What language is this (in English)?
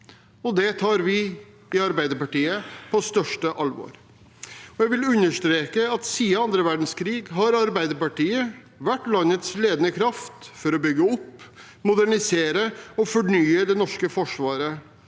Norwegian